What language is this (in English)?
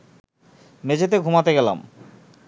Bangla